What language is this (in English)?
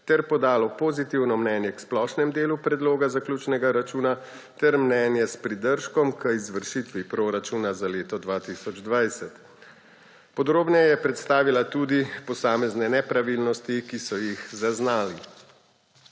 Slovenian